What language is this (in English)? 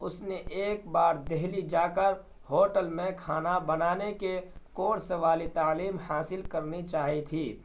Urdu